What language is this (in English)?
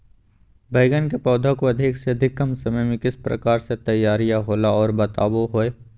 Magahi